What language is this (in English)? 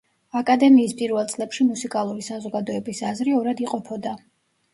Georgian